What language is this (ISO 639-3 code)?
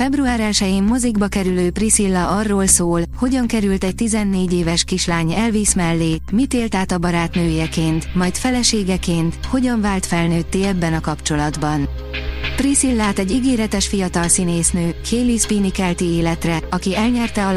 hun